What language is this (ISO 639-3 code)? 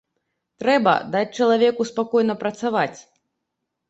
bel